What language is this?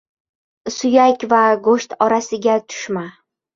Uzbek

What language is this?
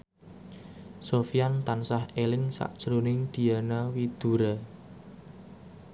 Javanese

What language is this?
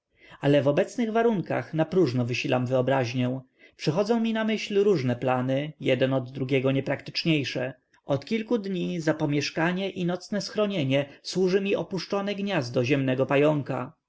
Polish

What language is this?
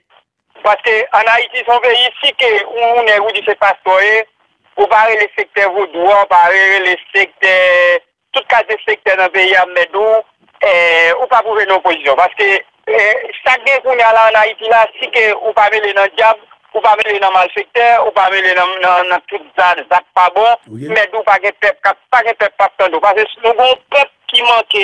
French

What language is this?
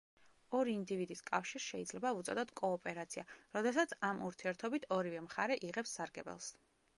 Georgian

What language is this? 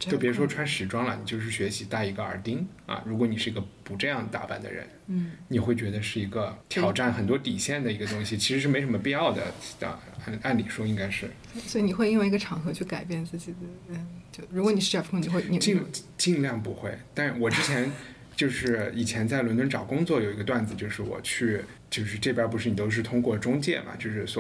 Chinese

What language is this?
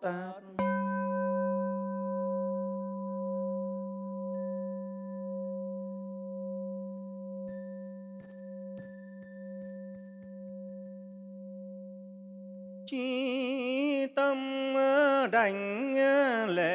Vietnamese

